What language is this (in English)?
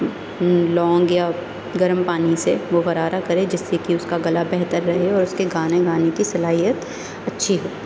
Urdu